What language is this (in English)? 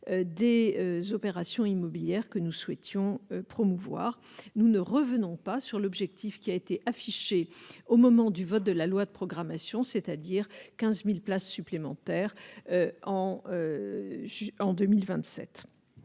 French